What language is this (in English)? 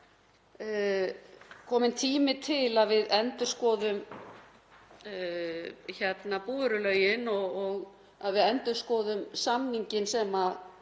Icelandic